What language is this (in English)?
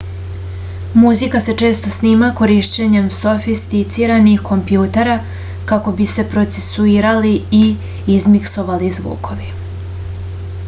Serbian